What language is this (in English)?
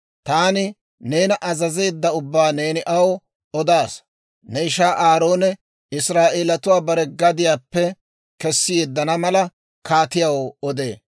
Dawro